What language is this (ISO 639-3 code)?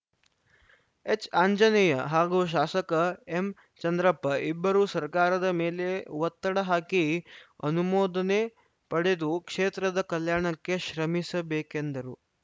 kan